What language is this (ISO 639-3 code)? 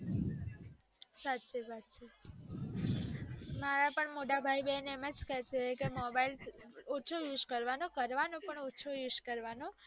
guj